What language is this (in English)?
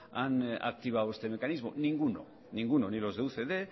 Spanish